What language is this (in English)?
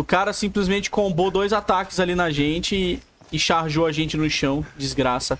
Portuguese